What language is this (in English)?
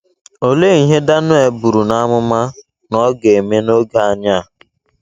Igbo